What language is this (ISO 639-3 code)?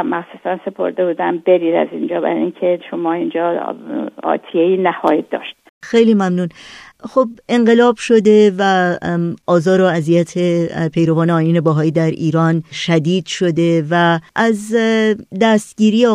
fas